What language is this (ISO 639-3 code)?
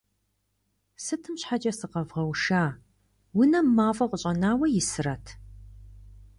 kbd